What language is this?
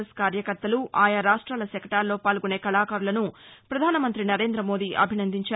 Telugu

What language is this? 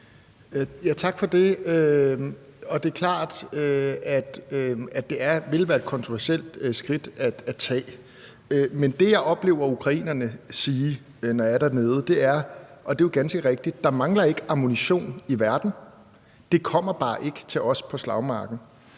Danish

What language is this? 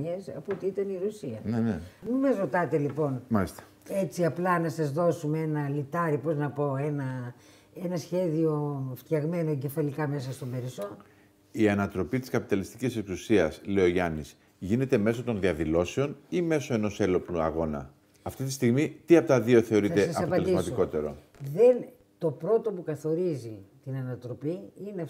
Greek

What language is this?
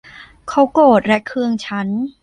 Thai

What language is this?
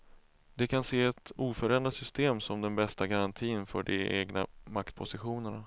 Swedish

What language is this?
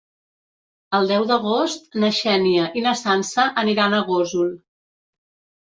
Catalan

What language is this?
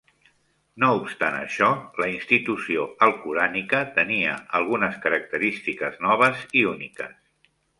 Catalan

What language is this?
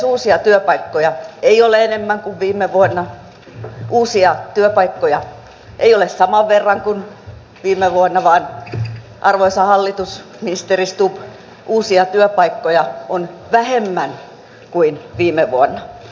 Finnish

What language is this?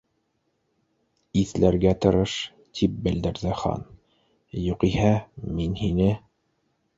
Bashkir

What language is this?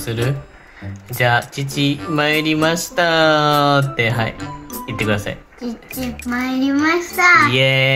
Japanese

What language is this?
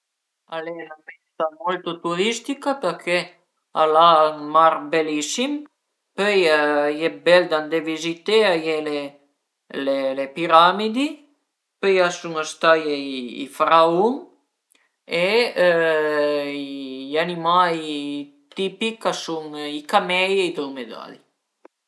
Piedmontese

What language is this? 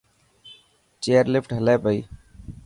Dhatki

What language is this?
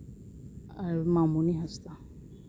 Santali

